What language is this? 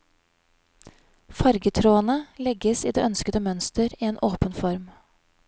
Norwegian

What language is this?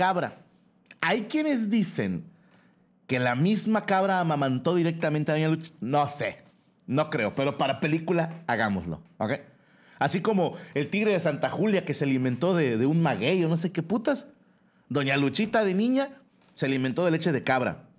Spanish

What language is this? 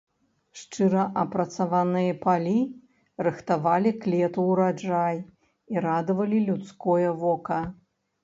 Belarusian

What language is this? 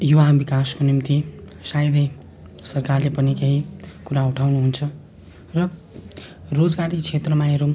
Nepali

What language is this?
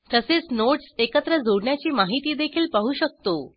Marathi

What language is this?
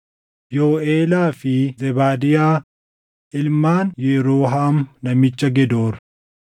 Oromo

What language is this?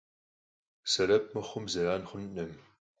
Kabardian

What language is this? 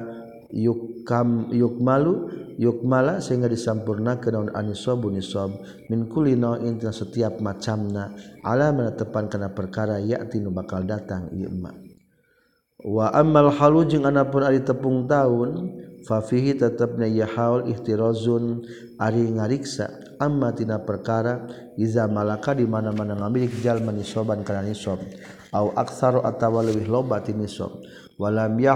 Malay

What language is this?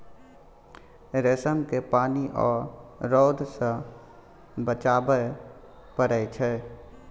Maithili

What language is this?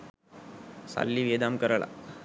Sinhala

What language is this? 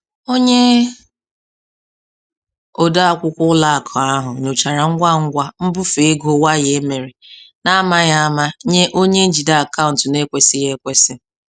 Igbo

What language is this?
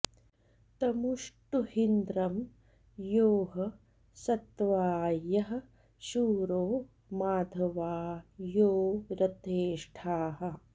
Sanskrit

